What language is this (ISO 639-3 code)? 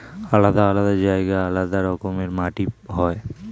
ben